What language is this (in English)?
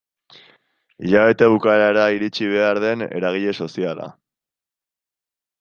Basque